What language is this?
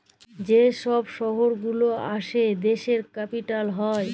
Bangla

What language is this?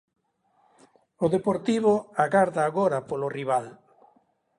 Galician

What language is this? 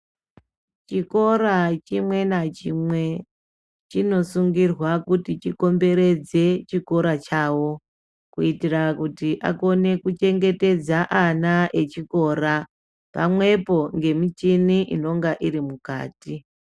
Ndau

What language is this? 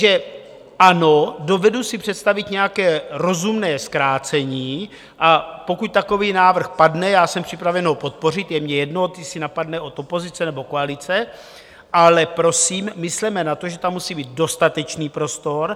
Czech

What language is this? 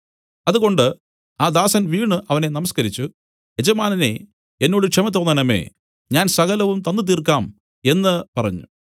Malayalam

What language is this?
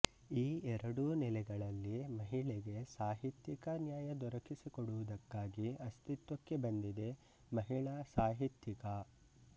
Kannada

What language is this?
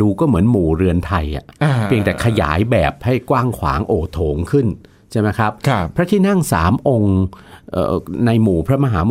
Thai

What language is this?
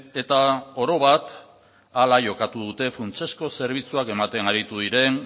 Basque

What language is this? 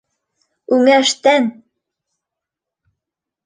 Bashkir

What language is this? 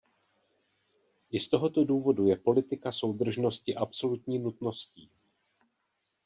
Czech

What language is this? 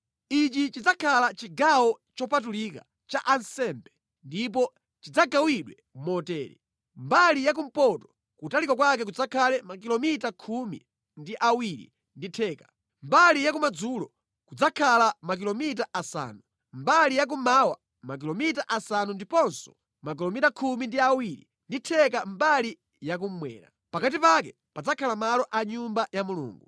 Nyanja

